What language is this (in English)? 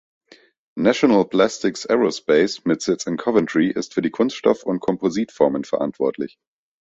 German